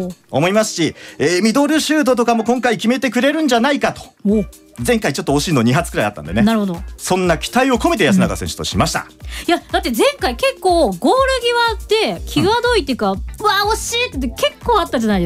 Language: Japanese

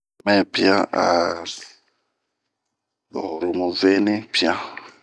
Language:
Bomu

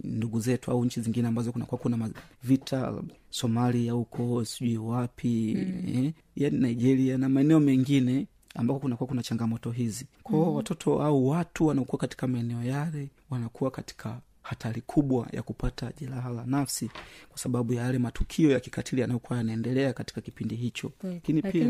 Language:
Swahili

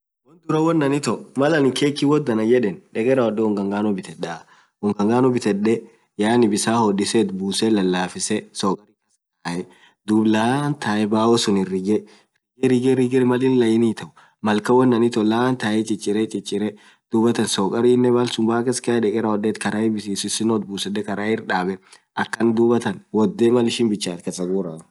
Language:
Orma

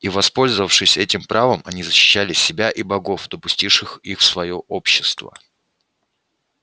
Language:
Russian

